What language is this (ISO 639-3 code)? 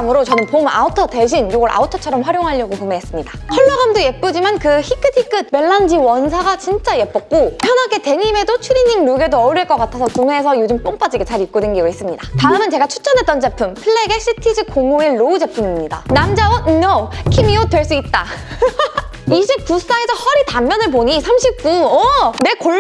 kor